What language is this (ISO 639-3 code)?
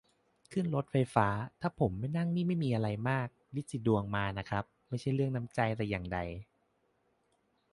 tha